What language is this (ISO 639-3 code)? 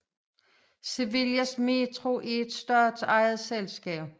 dan